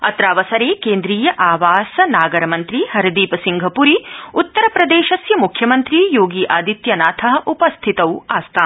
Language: Sanskrit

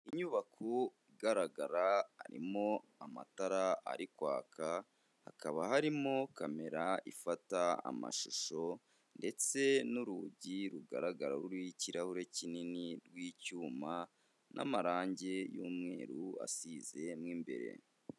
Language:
Kinyarwanda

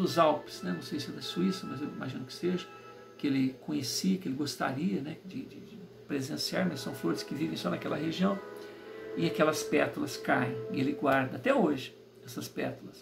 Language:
Portuguese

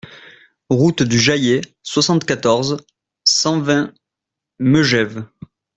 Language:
French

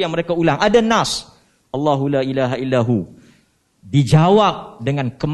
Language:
Malay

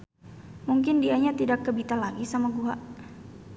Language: Sundanese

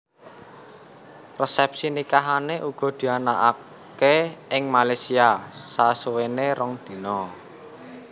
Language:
Javanese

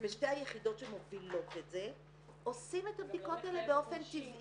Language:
Hebrew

